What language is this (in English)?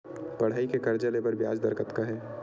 Chhattisgarhi